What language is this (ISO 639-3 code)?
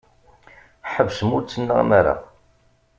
kab